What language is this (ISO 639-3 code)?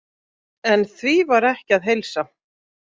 isl